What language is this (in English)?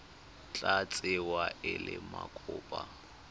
Tswana